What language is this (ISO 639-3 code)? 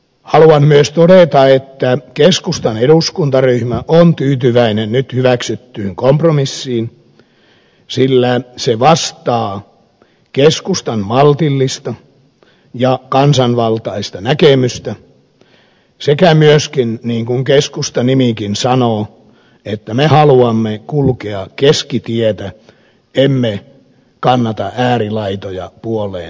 fin